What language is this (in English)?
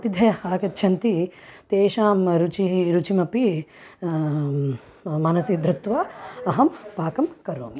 Sanskrit